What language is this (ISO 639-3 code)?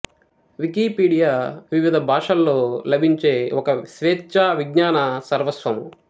tel